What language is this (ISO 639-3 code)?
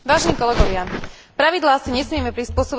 slk